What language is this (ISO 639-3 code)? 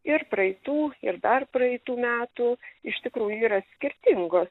lit